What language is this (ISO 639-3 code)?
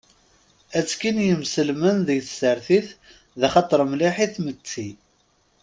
kab